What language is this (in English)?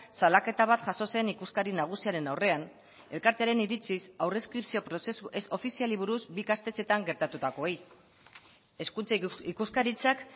Basque